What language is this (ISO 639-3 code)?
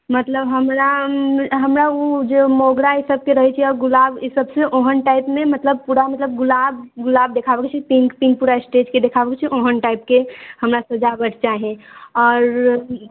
mai